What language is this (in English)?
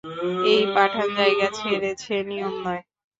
Bangla